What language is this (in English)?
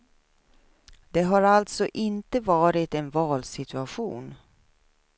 Swedish